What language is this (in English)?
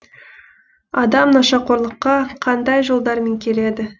Kazakh